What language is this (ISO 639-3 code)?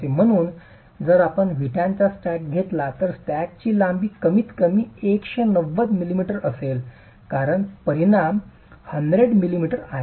mar